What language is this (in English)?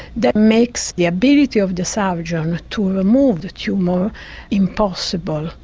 English